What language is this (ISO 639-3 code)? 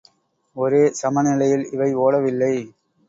tam